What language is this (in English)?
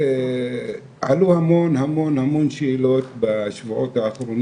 Hebrew